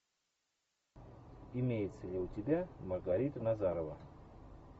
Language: Russian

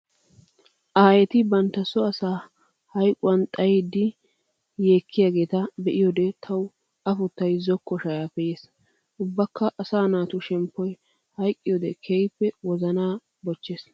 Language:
Wolaytta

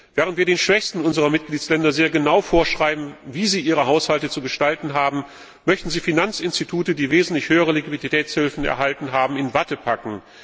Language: German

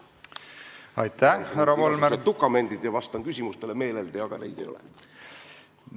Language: Estonian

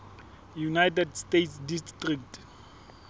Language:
Southern Sotho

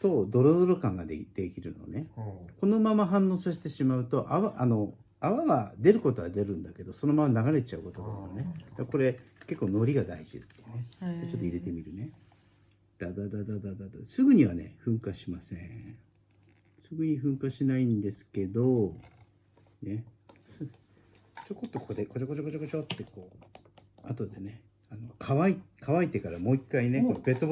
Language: Japanese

